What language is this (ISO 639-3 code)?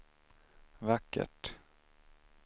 swe